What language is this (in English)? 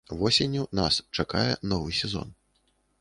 Belarusian